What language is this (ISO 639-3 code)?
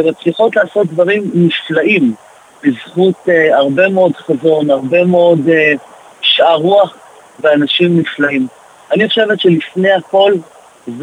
heb